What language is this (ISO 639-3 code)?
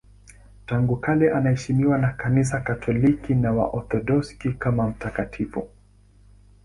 swa